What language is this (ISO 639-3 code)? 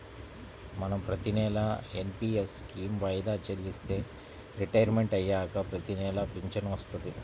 tel